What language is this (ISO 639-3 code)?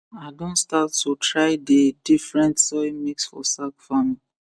pcm